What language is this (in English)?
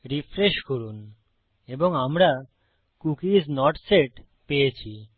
Bangla